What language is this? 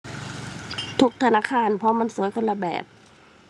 Thai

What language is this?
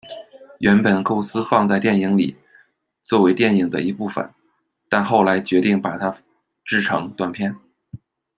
Chinese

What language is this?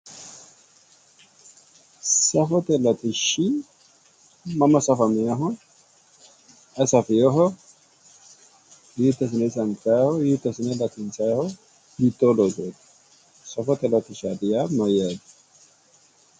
Sidamo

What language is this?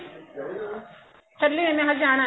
Punjabi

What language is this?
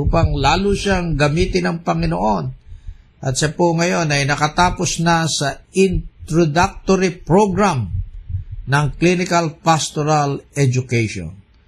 Filipino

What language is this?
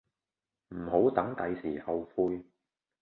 Cantonese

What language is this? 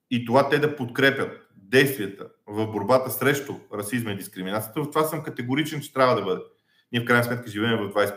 Bulgarian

